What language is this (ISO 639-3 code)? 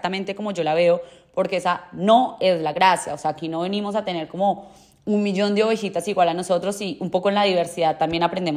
spa